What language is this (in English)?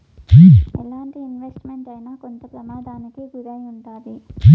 Telugu